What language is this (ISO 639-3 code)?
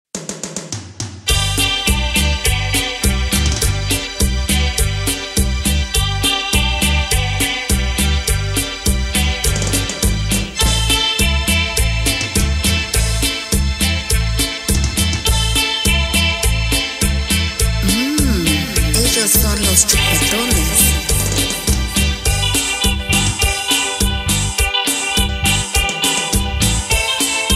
tha